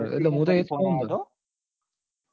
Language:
Gujarati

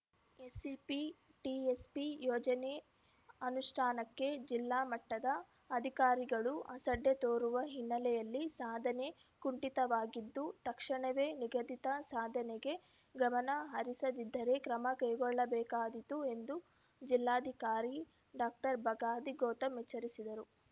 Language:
Kannada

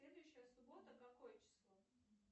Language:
Russian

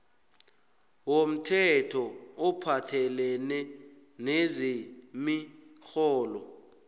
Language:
South Ndebele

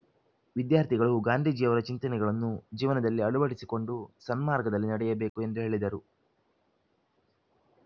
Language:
Kannada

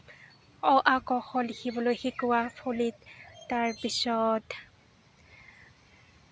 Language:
Assamese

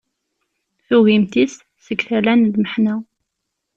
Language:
Kabyle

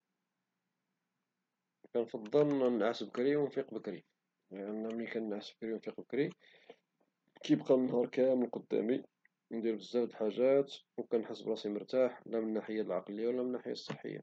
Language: Moroccan Arabic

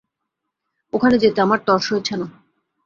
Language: Bangla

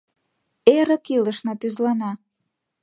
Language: Mari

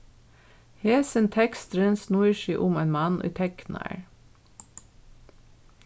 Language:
Faroese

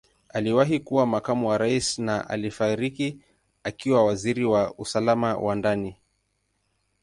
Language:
Swahili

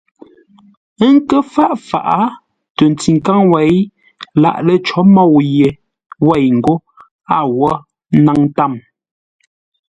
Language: Ngombale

